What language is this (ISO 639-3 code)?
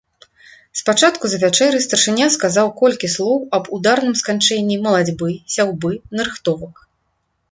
bel